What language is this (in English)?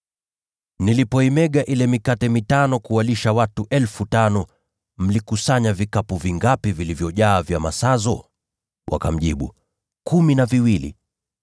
Swahili